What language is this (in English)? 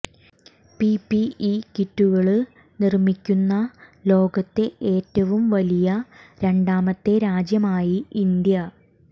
Malayalam